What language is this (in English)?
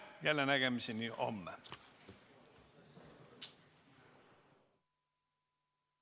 Estonian